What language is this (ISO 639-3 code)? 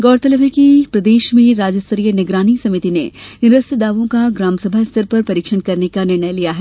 hin